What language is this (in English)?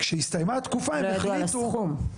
Hebrew